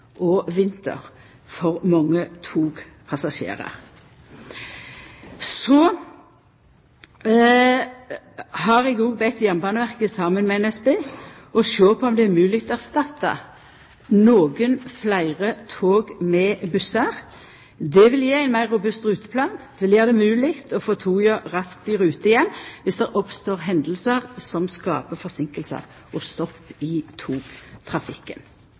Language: Norwegian Nynorsk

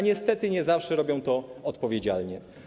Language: Polish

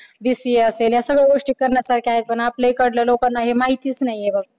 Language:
Marathi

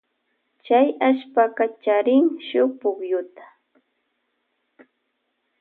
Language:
Loja Highland Quichua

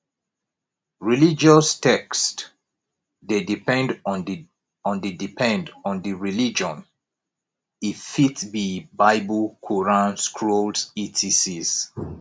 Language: Nigerian Pidgin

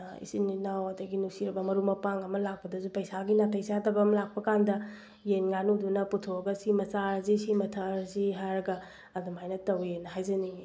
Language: Manipuri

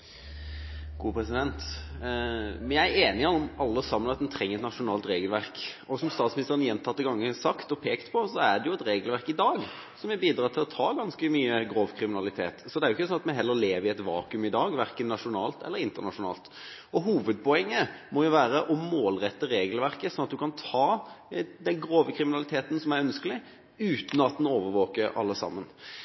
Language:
Norwegian Bokmål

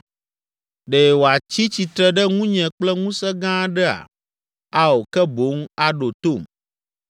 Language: Ewe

